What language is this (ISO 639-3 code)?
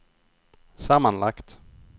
swe